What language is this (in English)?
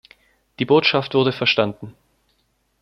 German